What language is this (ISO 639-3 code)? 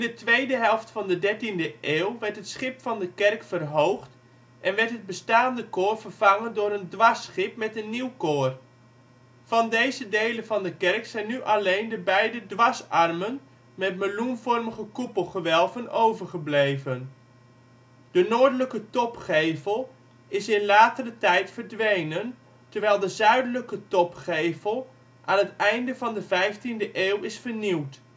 nld